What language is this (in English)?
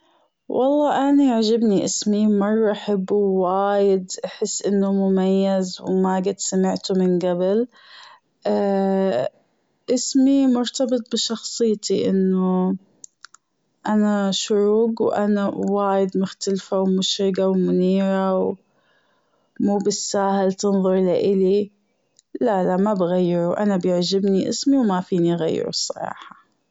Gulf Arabic